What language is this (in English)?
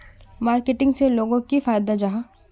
Magahi